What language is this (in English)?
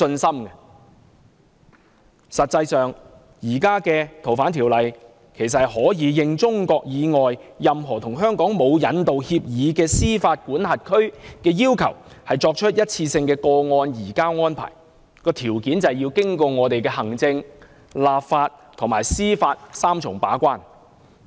Cantonese